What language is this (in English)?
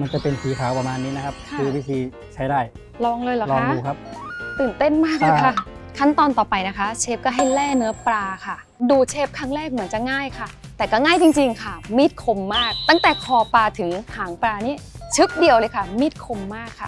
Thai